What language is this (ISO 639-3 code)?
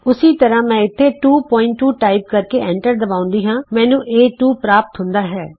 pan